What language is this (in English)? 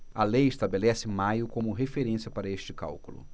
Portuguese